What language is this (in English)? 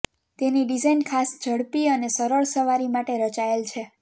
Gujarati